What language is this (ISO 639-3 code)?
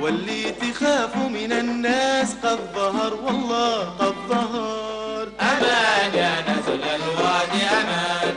ara